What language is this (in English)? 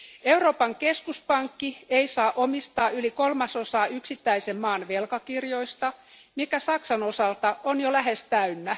Finnish